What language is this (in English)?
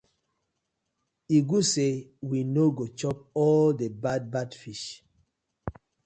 Nigerian Pidgin